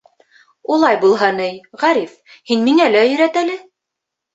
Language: Bashkir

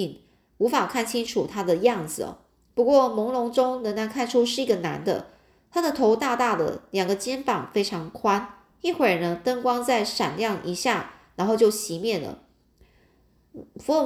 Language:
Chinese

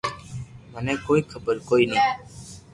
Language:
Loarki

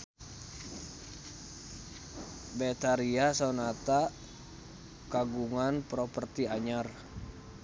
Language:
Sundanese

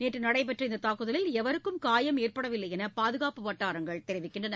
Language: Tamil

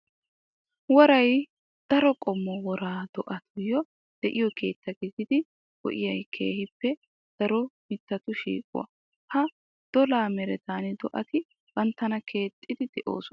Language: Wolaytta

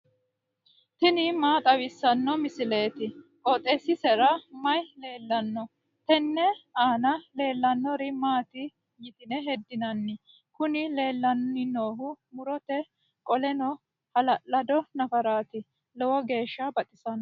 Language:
Sidamo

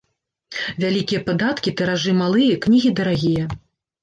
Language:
Belarusian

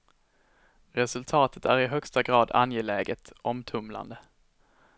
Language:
Swedish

